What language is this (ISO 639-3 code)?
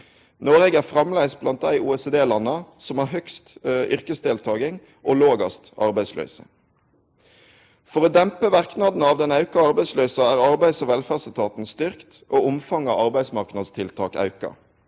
nor